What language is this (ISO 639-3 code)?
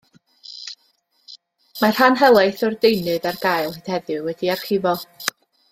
cym